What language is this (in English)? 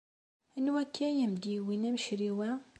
Kabyle